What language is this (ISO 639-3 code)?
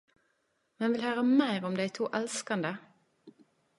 nno